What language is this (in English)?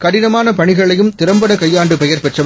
Tamil